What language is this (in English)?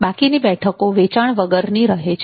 Gujarati